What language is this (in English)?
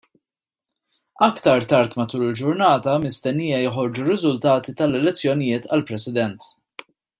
Maltese